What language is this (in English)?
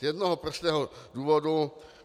Czech